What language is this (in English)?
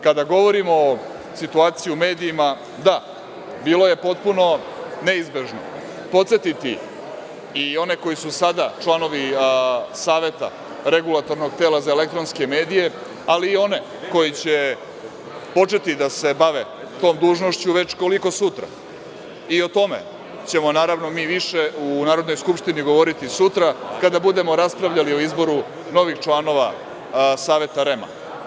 Serbian